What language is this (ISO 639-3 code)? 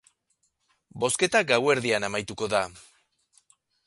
eus